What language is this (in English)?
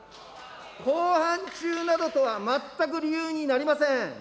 Japanese